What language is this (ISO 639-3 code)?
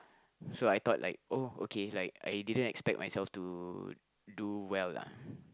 eng